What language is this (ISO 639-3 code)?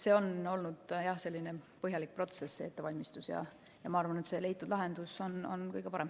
est